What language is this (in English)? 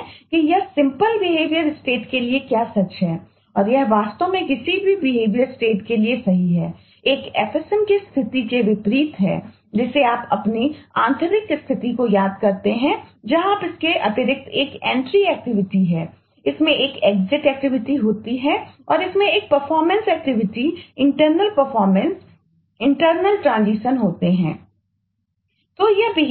Hindi